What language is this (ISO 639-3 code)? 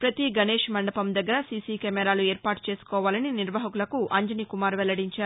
tel